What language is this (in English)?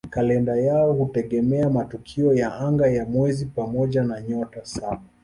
Swahili